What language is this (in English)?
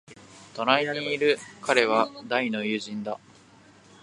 Japanese